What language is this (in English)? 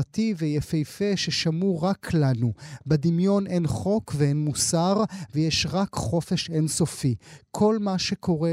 Hebrew